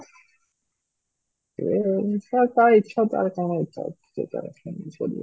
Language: Odia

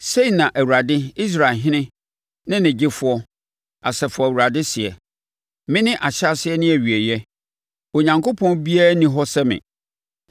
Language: Akan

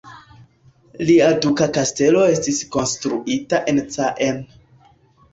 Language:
Esperanto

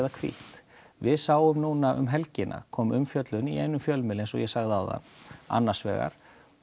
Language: Icelandic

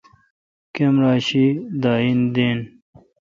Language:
Kalkoti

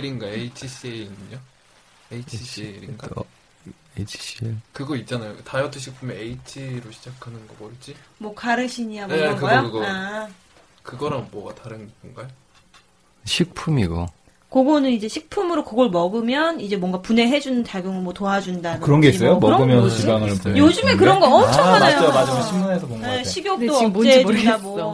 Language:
Korean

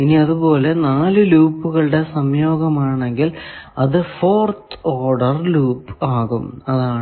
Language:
Malayalam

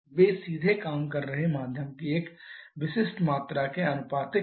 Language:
Hindi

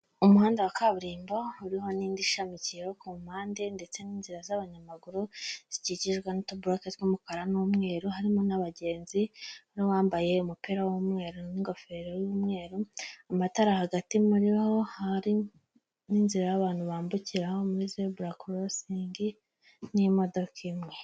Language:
Kinyarwanda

